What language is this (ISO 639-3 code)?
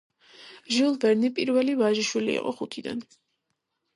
kat